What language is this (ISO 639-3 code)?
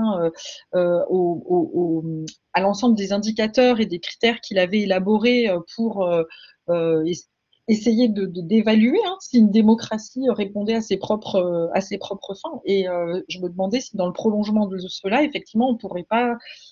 fra